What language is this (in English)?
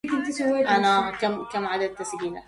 Arabic